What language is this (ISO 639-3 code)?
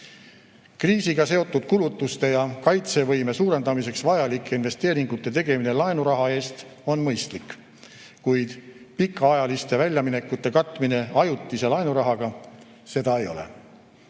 est